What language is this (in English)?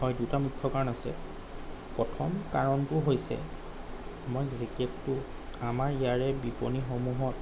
Assamese